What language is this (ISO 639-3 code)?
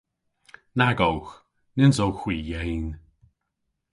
cor